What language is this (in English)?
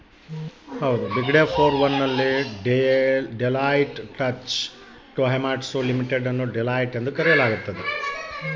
Kannada